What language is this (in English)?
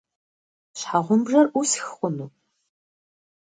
Kabardian